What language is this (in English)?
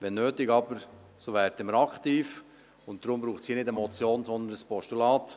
Swiss German